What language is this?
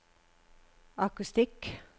Norwegian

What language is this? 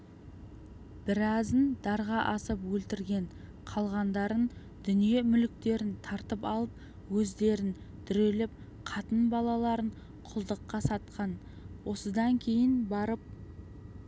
Kazakh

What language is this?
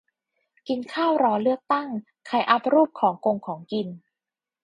Thai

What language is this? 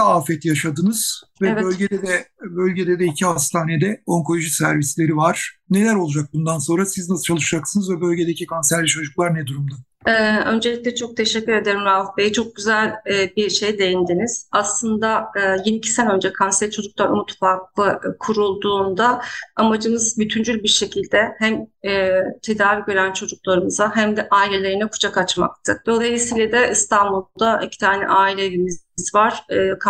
Turkish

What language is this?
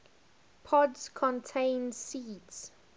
English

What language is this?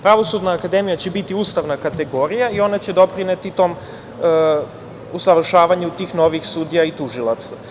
Serbian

